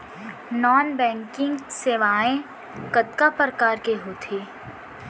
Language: Chhattisgarhi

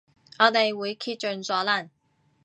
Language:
Cantonese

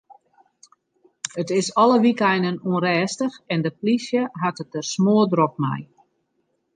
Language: Western Frisian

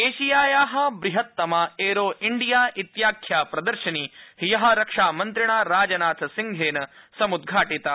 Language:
Sanskrit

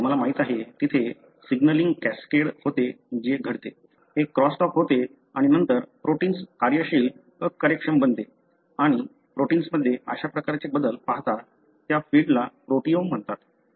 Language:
Marathi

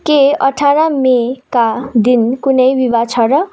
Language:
Nepali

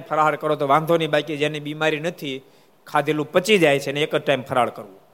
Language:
Gujarati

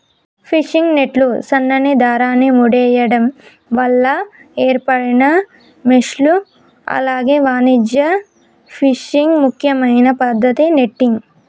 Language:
Telugu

